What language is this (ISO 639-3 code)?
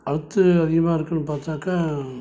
tam